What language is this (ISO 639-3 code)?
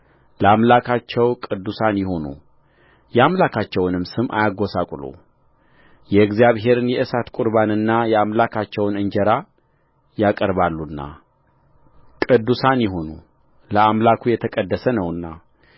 amh